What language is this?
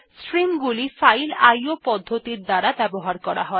Bangla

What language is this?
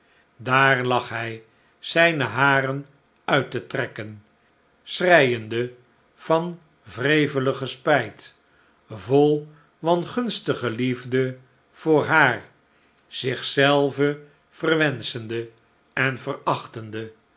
Dutch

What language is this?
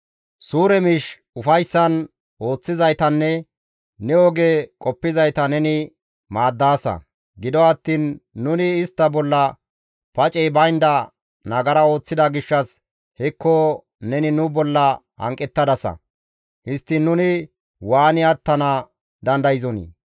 Gamo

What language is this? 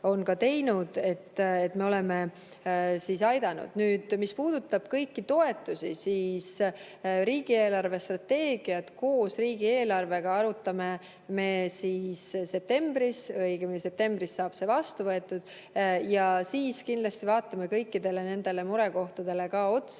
Estonian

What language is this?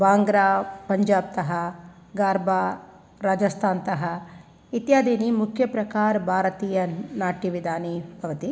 Sanskrit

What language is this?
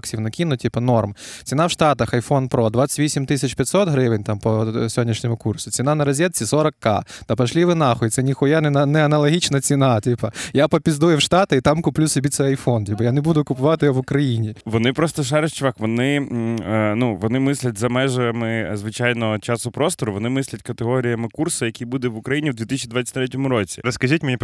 Ukrainian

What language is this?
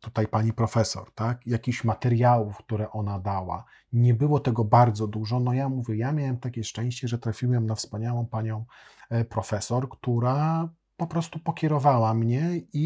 Polish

